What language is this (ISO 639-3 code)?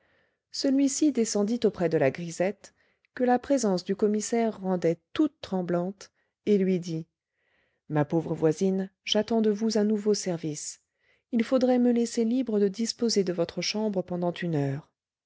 fra